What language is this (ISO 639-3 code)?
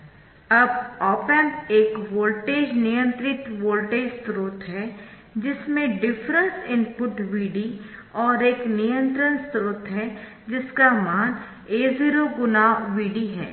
hin